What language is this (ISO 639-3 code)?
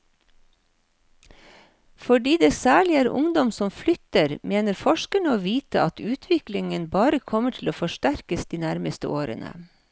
nor